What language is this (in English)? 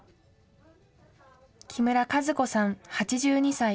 Japanese